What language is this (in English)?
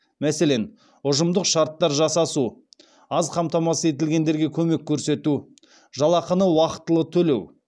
Kazakh